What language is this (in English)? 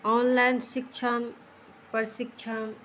Maithili